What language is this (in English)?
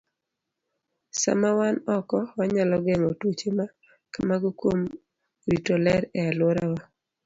Luo (Kenya and Tanzania)